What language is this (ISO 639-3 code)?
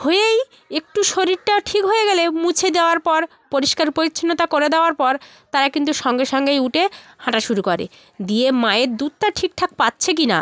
ben